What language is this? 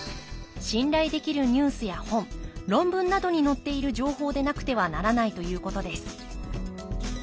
Japanese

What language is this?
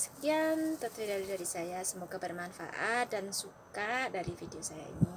Indonesian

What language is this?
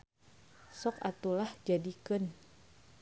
Sundanese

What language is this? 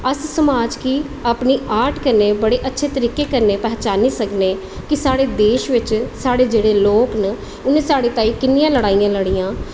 Dogri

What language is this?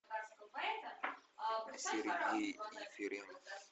Russian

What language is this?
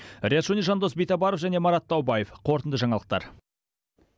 Kazakh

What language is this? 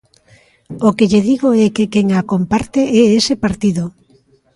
Galician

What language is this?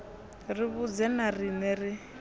Venda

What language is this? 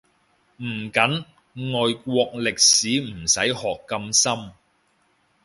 Cantonese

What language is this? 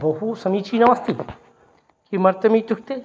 Sanskrit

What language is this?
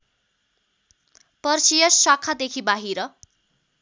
Nepali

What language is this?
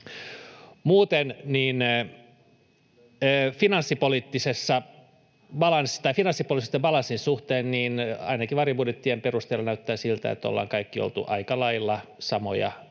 Finnish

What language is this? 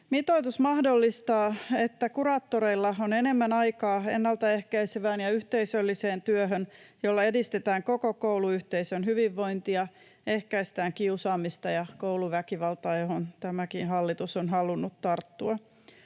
Finnish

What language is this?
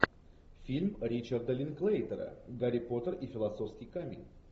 Russian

